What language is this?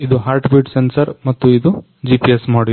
Kannada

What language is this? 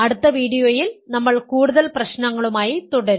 Malayalam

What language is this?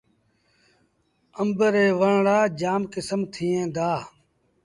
Sindhi Bhil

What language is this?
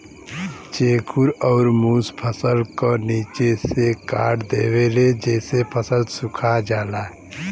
Bhojpuri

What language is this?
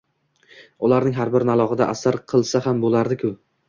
Uzbek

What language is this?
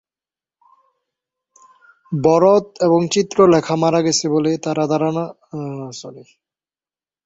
Bangla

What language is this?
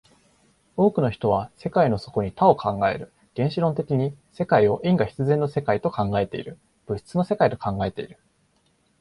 Japanese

